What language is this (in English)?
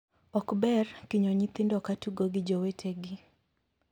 Luo (Kenya and Tanzania)